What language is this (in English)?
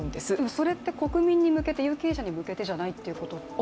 Japanese